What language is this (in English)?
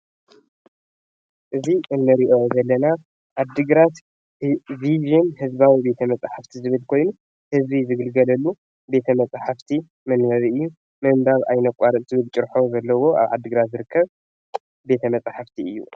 Tigrinya